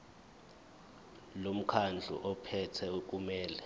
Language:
Zulu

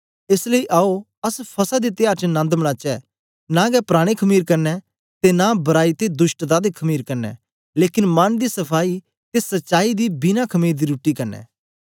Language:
Dogri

